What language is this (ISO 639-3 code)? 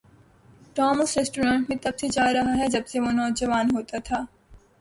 urd